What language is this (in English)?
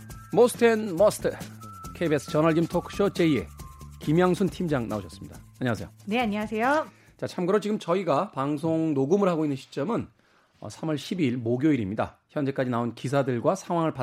Korean